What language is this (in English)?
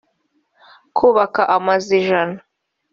Kinyarwanda